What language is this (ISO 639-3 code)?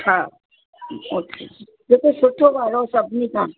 snd